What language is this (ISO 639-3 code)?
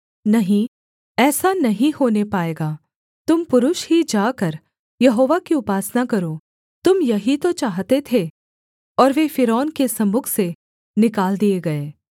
hin